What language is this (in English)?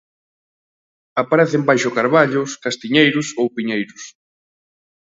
Galician